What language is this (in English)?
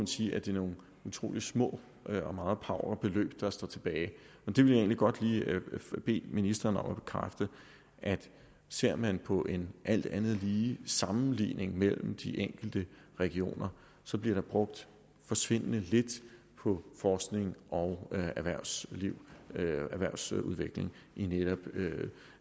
Danish